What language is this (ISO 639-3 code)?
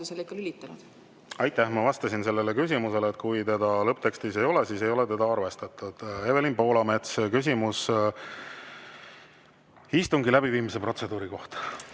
est